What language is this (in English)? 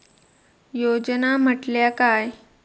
Marathi